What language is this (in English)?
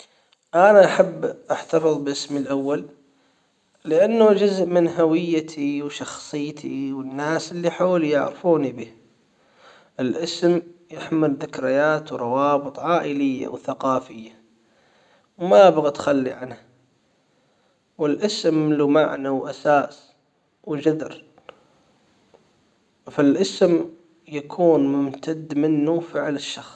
Hijazi Arabic